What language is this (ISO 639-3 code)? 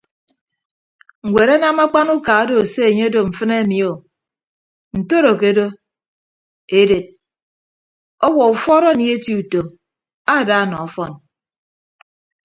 ibb